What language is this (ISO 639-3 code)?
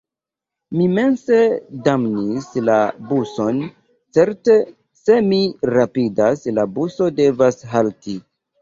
epo